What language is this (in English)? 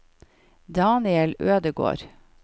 Norwegian